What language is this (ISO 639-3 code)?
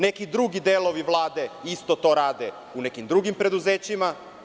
srp